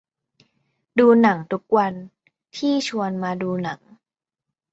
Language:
Thai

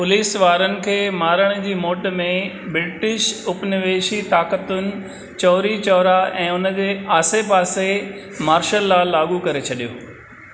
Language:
Sindhi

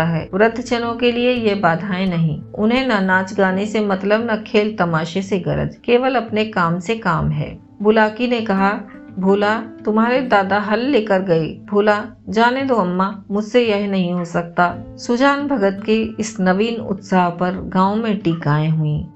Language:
Hindi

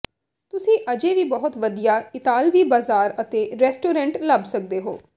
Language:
Punjabi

